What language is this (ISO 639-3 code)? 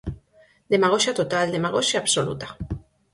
glg